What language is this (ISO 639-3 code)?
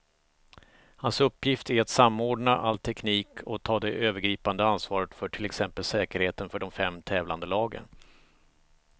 swe